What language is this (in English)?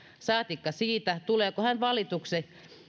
Finnish